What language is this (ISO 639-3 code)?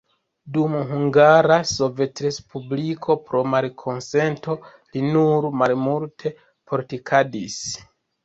epo